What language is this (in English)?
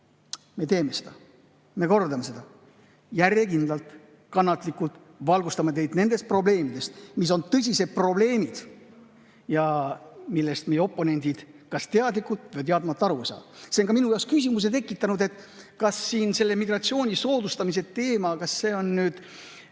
Estonian